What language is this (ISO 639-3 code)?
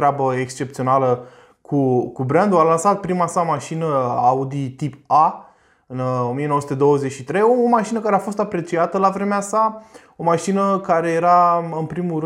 ron